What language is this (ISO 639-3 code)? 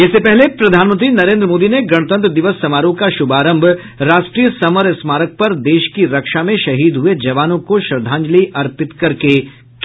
hin